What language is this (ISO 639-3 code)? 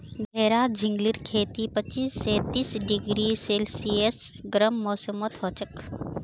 mag